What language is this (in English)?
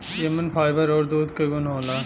Bhojpuri